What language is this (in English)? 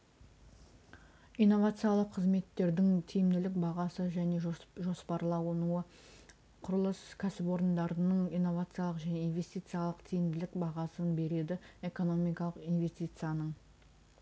Kazakh